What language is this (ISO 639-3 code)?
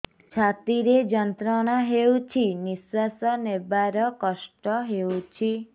ori